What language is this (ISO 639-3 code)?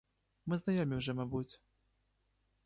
ukr